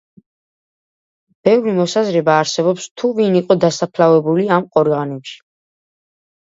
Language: Georgian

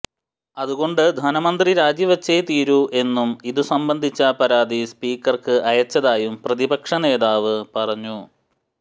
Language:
Malayalam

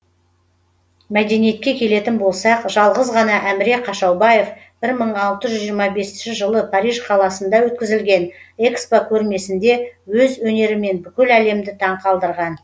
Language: Kazakh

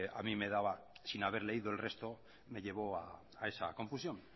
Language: Spanish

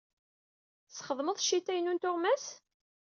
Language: Kabyle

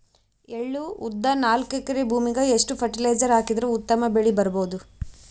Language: Kannada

